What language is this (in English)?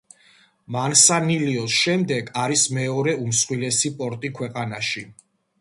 Georgian